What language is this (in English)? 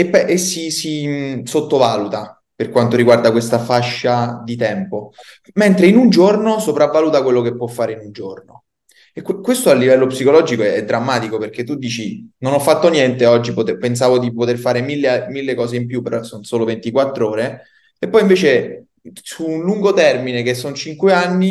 Italian